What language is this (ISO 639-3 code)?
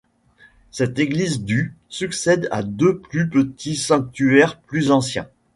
fra